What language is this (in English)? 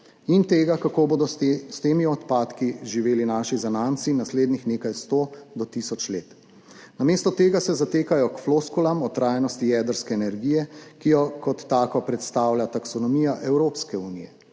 Slovenian